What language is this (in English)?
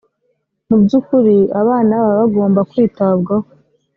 Kinyarwanda